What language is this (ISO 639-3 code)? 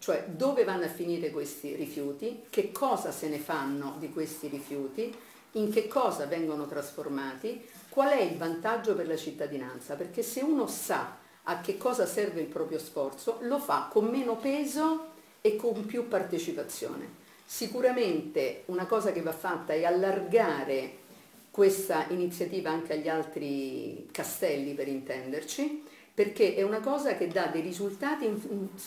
ita